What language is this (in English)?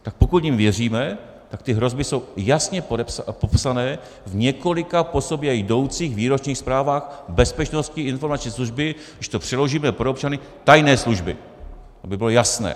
Czech